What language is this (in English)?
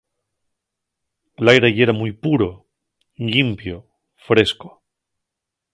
Asturian